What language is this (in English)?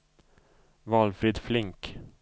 Swedish